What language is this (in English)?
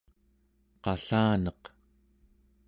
Central Yupik